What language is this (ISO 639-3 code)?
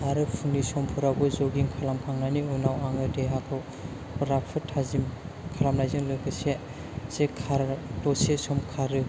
brx